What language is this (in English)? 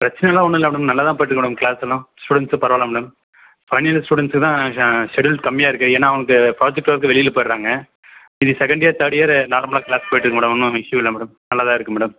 Tamil